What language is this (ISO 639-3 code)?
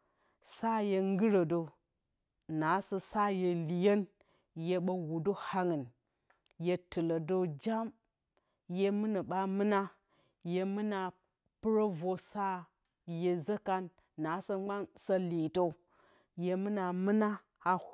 bcy